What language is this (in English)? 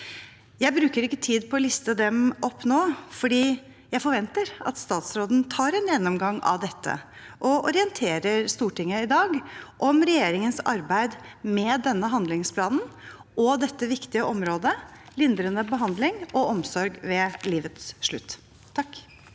Norwegian